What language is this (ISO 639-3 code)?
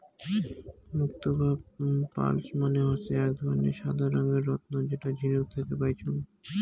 ben